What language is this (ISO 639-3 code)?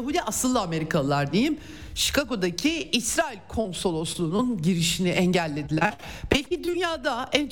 tur